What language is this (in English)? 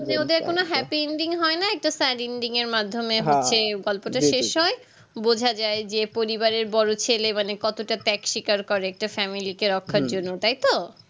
Bangla